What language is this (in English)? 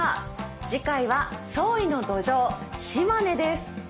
Japanese